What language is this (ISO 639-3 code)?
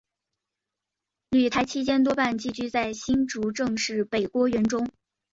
zho